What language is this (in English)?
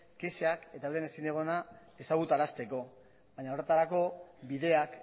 Basque